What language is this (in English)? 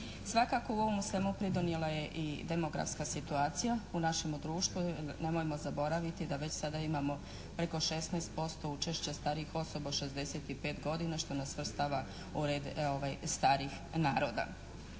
Croatian